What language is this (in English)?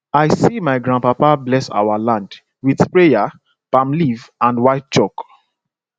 Nigerian Pidgin